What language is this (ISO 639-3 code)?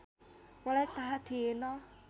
nep